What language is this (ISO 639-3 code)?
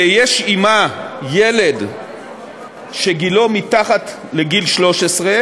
heb